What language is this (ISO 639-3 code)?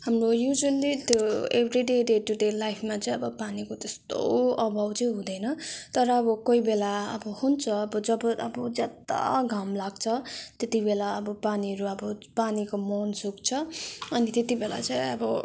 nep